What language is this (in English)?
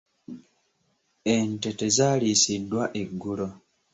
Ganda